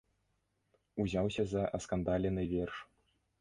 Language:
Belarusian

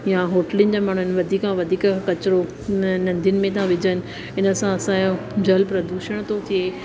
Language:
Sindhi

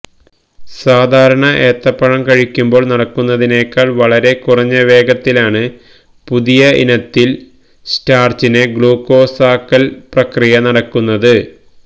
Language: Malayalam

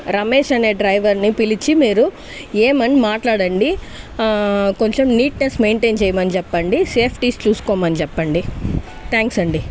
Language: Telugu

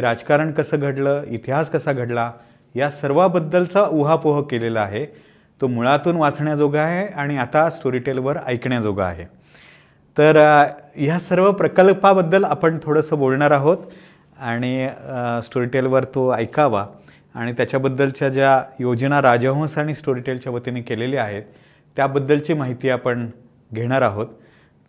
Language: Marathi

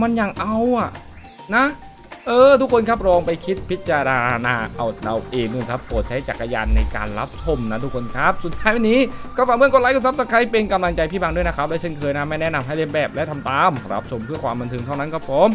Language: Thai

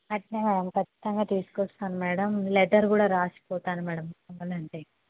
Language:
Telugu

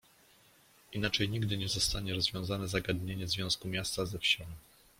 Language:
Polish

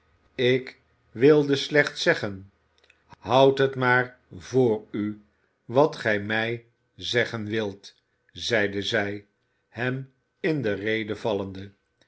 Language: Dutch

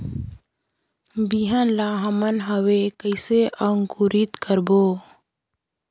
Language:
Chhattisgarhi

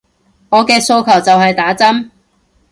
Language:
Cantonese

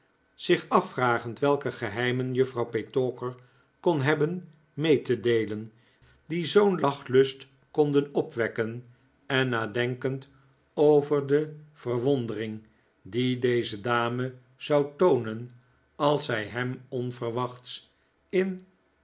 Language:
Dutch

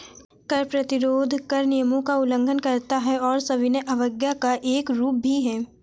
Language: Hindi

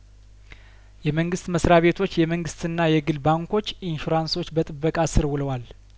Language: Amharic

